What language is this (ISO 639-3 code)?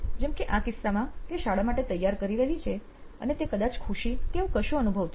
guj